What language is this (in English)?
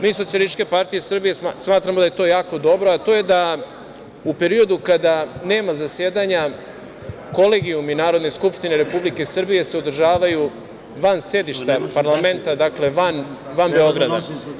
Serbian